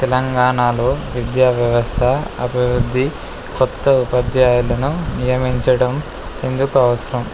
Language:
Telugu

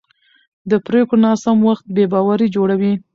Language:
Pashto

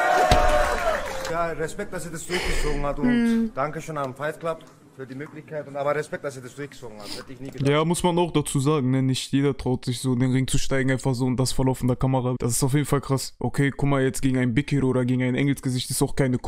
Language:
German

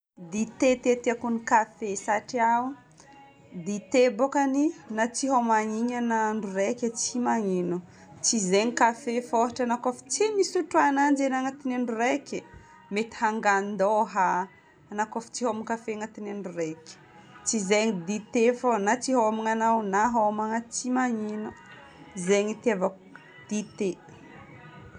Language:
Northern Betsimisaraka Malagasy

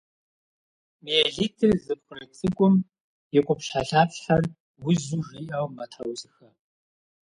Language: Kabardian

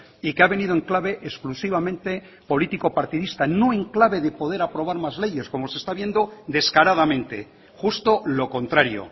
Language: Spanish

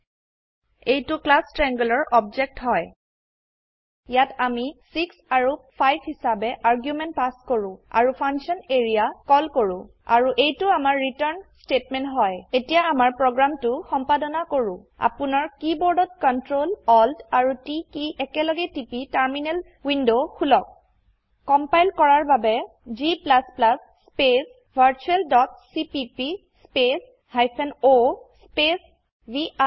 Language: Assamese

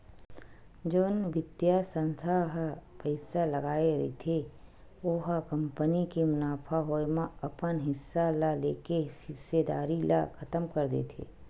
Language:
Chhattisgarhi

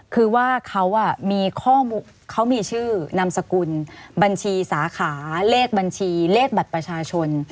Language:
Thai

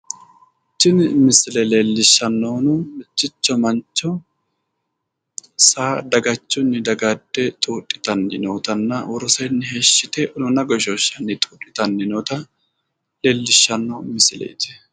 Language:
Sidamo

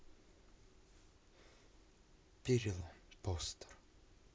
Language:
Russian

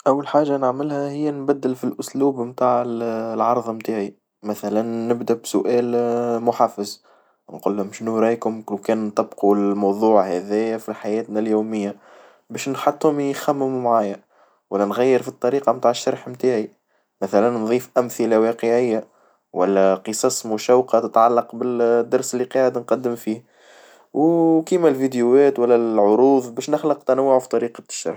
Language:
Tunisian Arabic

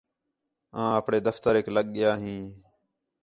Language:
Khetrani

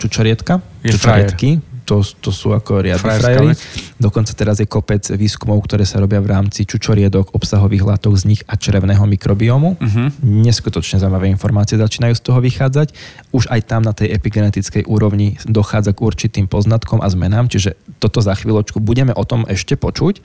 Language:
Slovak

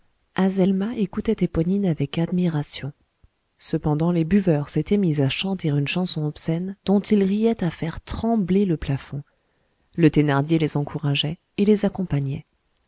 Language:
French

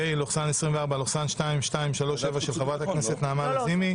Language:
Hebrew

